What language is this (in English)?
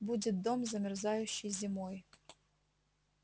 Russian